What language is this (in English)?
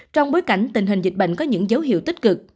Vietnamese